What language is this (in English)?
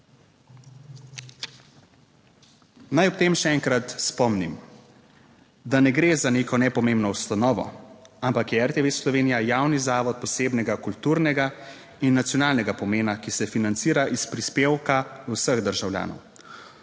Slovenian